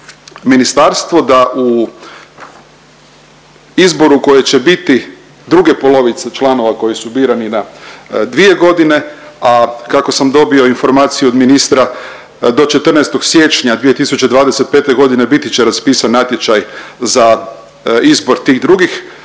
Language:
Croatian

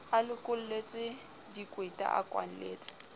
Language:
Southern Sotho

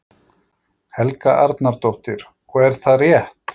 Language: Icelandic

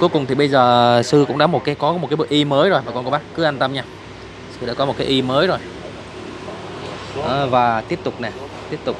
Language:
Vietnamese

